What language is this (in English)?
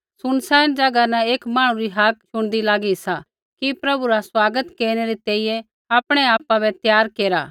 Kullu Pahari